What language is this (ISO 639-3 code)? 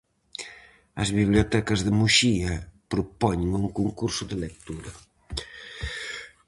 glg